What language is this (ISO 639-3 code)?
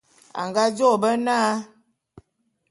bum